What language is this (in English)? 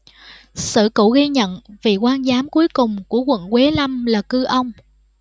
Vietnamese